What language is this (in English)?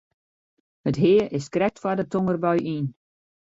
Western Frisian